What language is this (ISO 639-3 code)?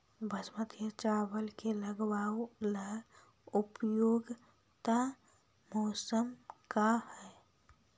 mag